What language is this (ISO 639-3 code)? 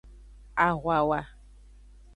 ajg